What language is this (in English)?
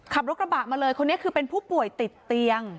Thai